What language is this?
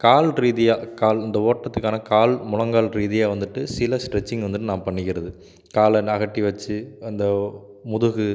Tamil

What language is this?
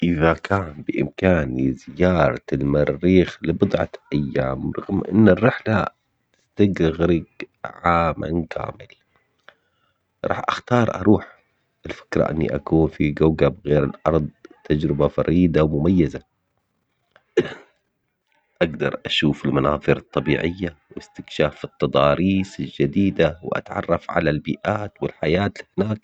Omani Arabic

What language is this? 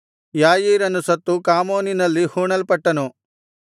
Kannada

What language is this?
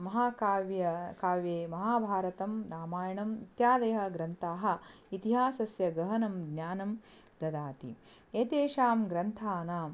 Sanskrit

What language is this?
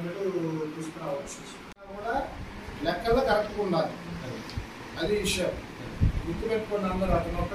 Hindi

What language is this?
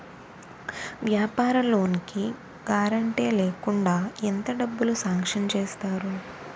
Telugu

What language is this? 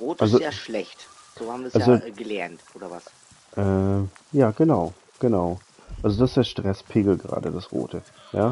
German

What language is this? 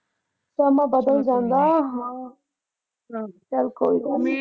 Punjabi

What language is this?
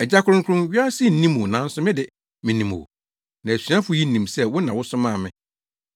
Akan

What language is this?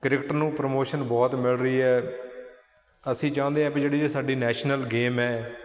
Punjabi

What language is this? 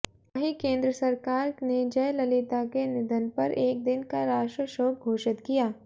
Hindi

